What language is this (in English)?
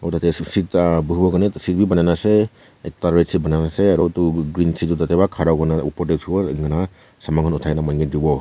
Naga Pidgin